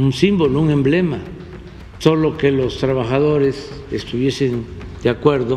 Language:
Spanish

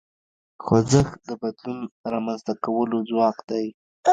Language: Pashto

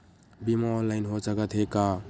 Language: Chhattisgarhi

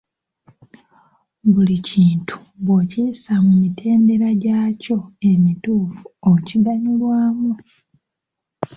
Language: Ganda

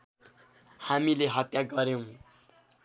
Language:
Nepali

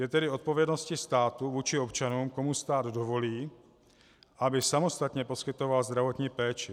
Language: Czech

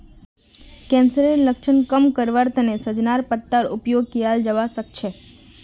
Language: Magahi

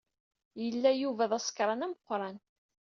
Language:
Kabyle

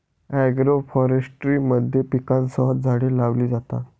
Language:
Marathi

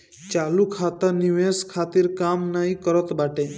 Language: Bhojpuri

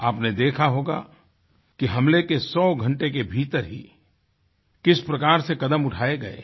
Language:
Hindi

